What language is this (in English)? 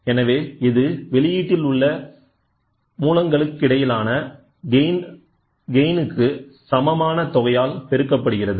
Tamil